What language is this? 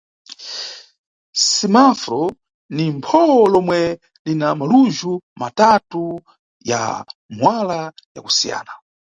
Nyungwe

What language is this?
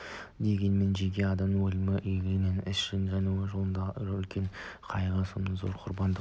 Kazakh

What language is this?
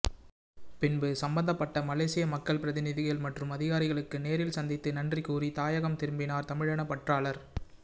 Tamil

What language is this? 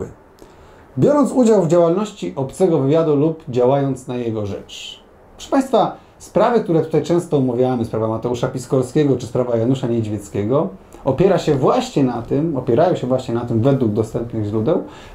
Polish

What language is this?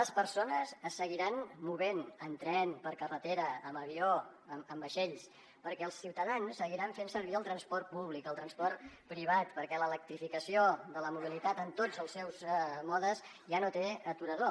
Catalan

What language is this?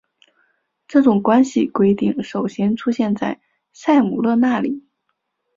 Chinese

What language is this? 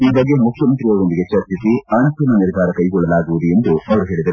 Kannada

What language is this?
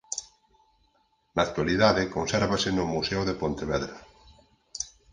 Galician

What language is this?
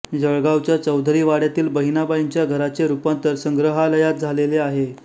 Marathi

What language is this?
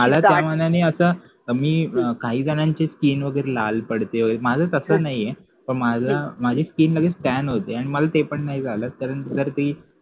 Marathi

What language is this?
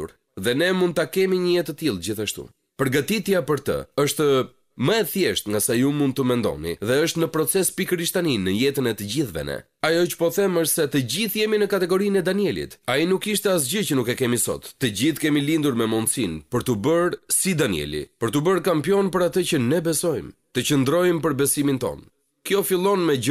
Romanian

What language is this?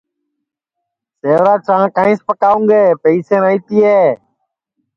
Sansi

